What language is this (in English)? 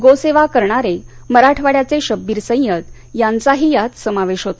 Marathi